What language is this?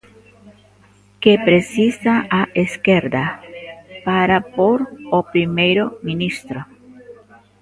Galician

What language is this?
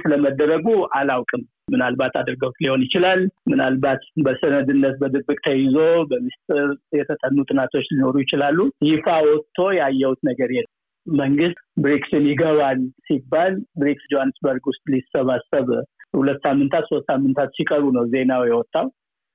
Amharic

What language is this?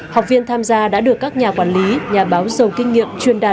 Vietnamese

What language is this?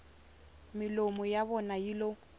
Tsonga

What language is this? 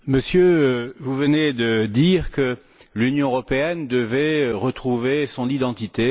French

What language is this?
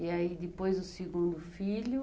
Portuguese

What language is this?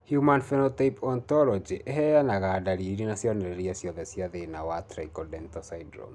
Kikuyu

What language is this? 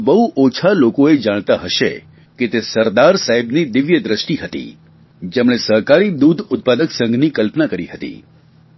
Gujarati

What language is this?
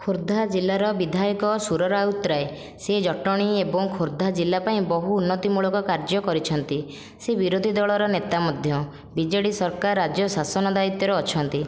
Odia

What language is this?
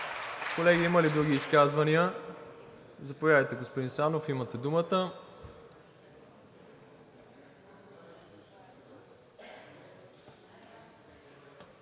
Bulgarian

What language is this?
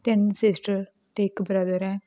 Punjabi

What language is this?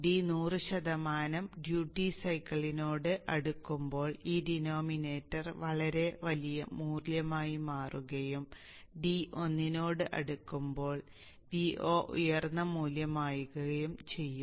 Malayalam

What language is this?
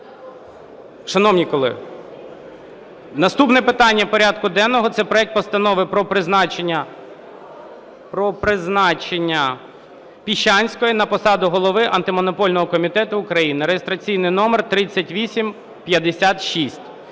Ukrainian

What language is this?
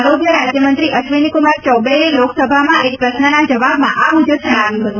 Gujarati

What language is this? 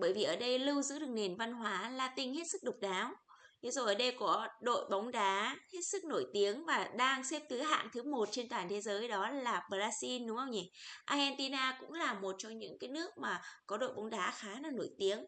Vietnamese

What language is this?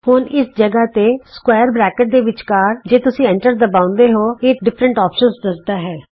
Punjabi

